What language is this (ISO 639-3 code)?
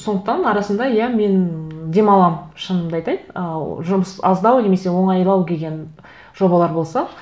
kaz